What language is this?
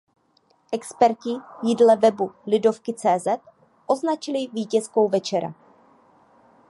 Czech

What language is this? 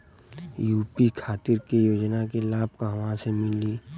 Bhojpuri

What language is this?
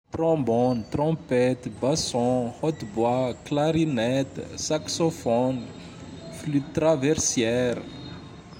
Tandroy-Mahafaly Malagasy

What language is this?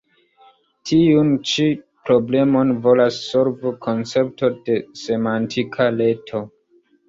Esperanto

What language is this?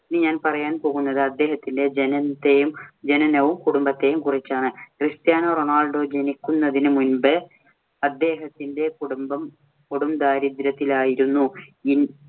Malayalam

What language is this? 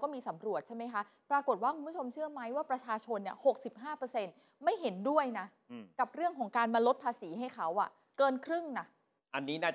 Thai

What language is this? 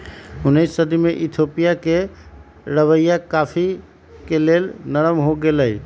Magahi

